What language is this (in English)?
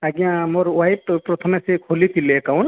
Odia